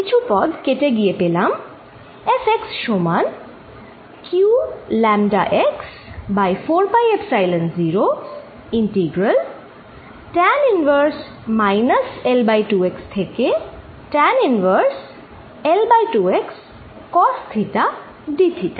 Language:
Bangla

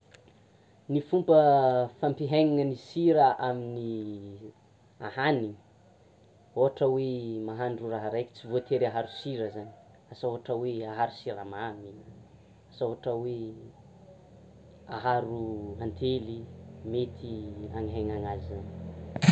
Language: Tsimihety Malagasy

